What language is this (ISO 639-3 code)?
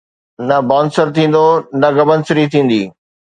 snd